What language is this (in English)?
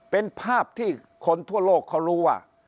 Thai